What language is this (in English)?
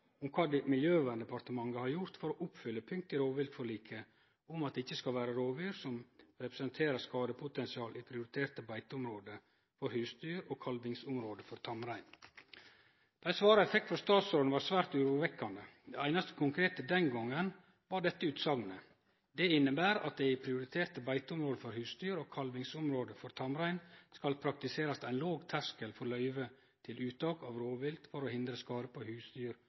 Norwegian Nynorsk